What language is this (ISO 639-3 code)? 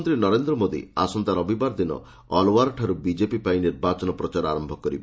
ori